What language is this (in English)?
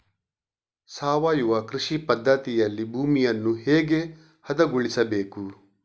Kannada